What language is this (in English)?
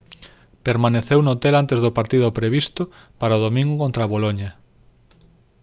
Galician